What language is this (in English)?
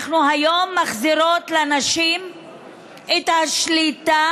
Hebrew